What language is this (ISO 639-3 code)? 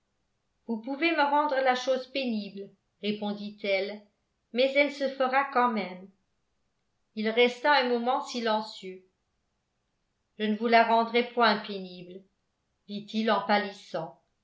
fra